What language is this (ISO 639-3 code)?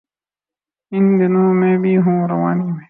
urd